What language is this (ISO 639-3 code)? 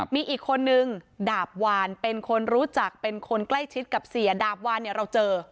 tha